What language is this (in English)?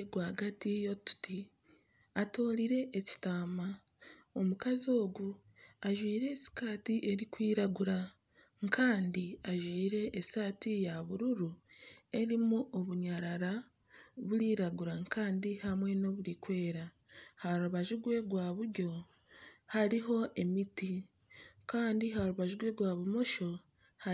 Nyankole